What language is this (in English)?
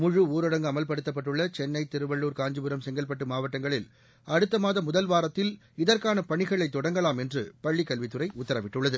Tamil